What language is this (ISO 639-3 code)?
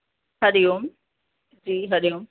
snd